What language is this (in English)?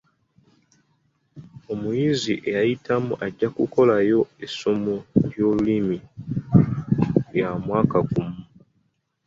Ganda